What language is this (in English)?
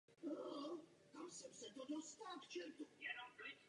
Czech